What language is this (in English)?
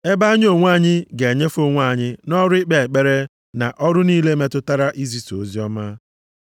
Igbo